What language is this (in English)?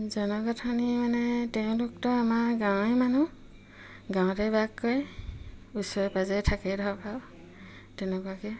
Assamese